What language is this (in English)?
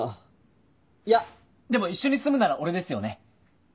Japanese